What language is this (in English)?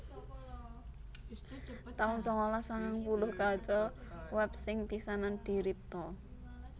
Javanese